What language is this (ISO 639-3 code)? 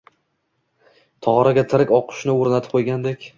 uzb